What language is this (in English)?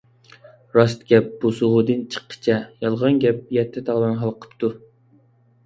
Uyghur